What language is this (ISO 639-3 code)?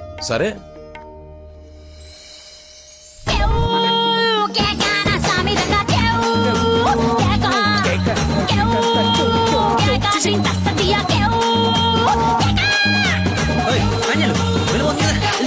tel